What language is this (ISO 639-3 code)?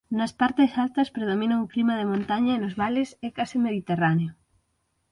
glg